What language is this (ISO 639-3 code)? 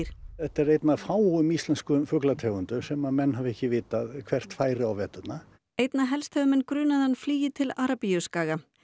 isl